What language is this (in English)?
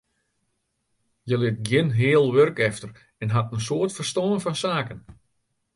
Western Frisian